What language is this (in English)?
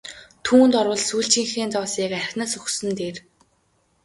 Mongolian